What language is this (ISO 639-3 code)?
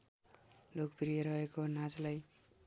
nep